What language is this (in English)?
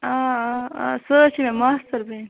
Kashmiri